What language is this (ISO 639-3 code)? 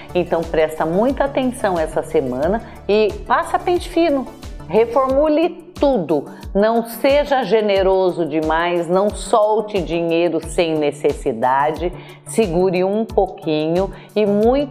por